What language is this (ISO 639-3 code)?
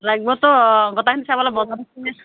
asm